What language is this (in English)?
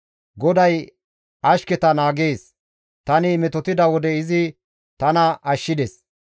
Gamo